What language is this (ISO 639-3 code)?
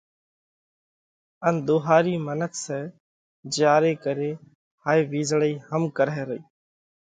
kvx